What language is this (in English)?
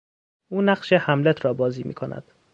Persian